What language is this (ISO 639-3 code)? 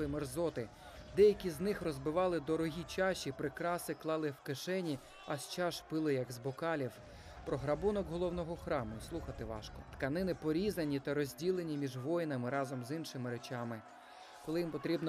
ukr